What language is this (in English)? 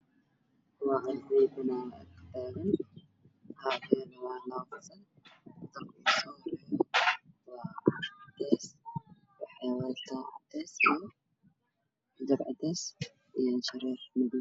Somali